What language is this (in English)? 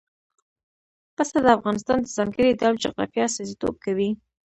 Pashto